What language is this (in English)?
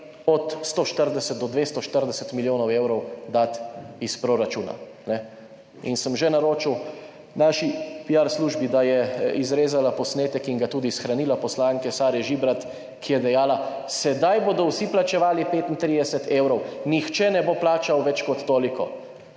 Slovenian